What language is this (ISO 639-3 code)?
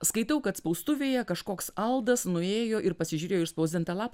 lit